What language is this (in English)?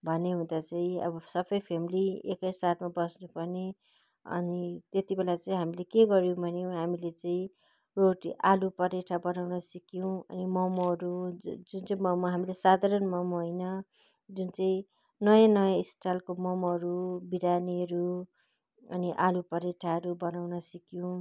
Nepali